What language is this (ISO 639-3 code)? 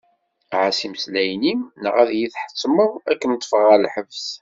kab